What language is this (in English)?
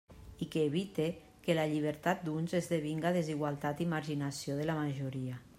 Catalan